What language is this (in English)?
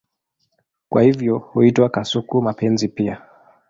Swahili